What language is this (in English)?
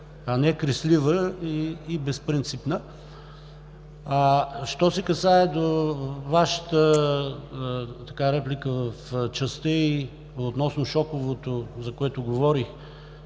Bulgarian